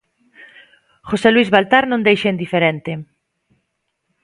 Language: Galician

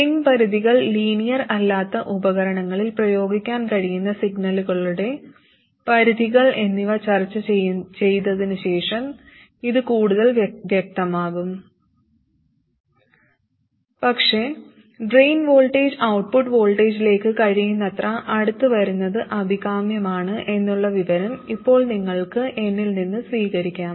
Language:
Malayalam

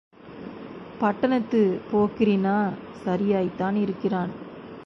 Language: Tamil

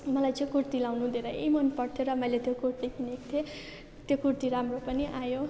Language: Nepali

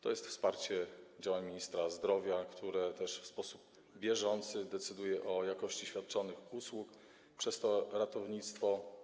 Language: Polish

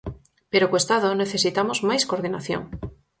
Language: Galician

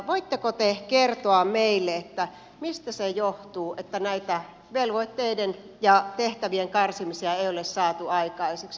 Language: Finnish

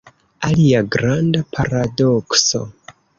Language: Esperanto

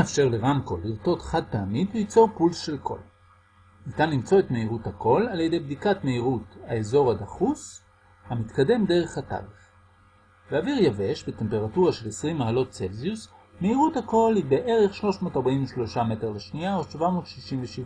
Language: Hebrew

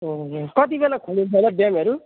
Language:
Nepali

